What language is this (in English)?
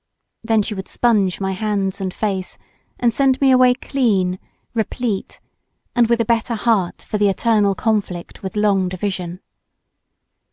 English